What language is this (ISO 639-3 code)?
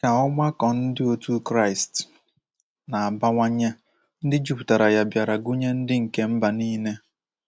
ibo